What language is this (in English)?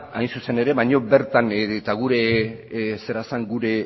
Basque